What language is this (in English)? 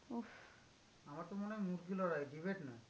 Bangla